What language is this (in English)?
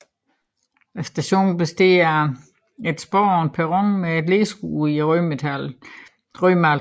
Danish